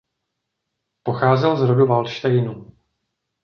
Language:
Czech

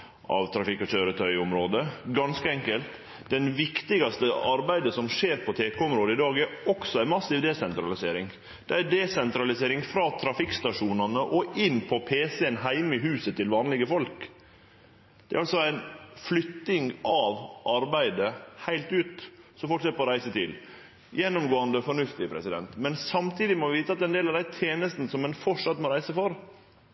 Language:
Norwegian Nynorsk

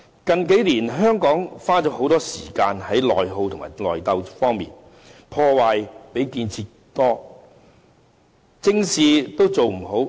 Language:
Cantonese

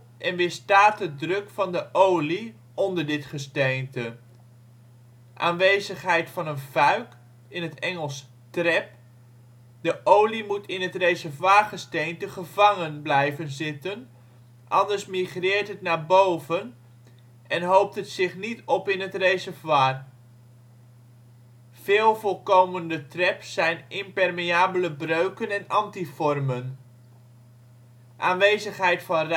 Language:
Dutch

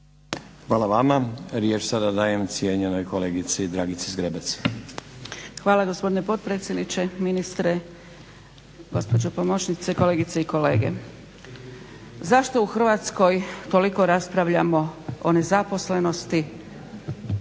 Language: Croatian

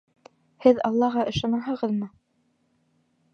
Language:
Bashkir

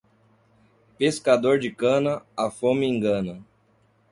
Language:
Portuguese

